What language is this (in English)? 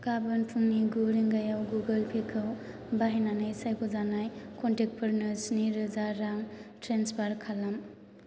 Bodo